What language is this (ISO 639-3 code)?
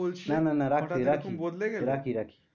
ben